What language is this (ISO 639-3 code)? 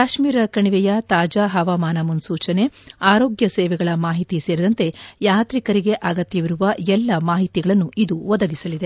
kan